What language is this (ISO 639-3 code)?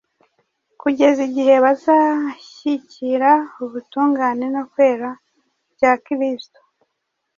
kin